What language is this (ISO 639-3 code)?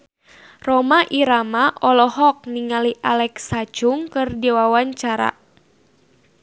sun